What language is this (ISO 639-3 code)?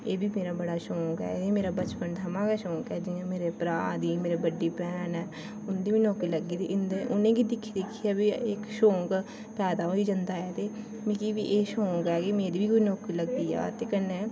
doi